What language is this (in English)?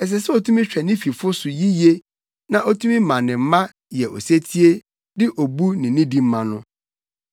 Akan